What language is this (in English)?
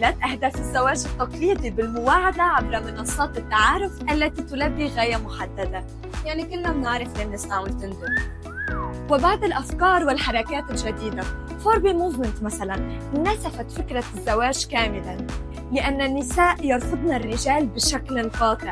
Arabic